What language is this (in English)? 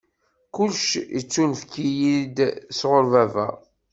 Kabyle